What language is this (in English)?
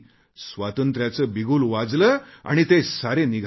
Marathi